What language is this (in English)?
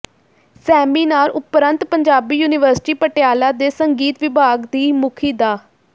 Punjabi